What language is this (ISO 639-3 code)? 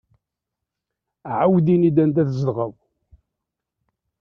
kab